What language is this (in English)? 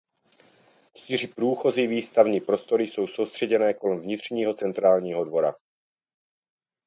Czech